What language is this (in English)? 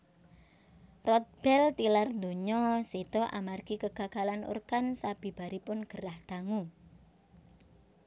Javanese